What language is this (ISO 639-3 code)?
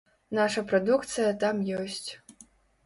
bel